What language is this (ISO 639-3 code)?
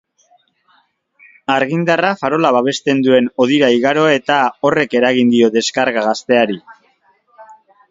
eus